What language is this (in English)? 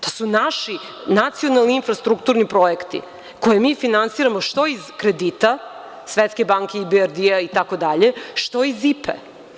Serbian